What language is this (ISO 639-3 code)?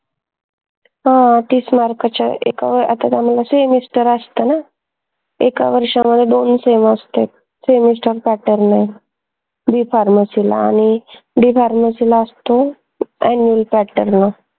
mar